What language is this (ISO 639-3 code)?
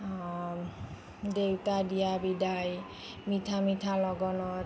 asm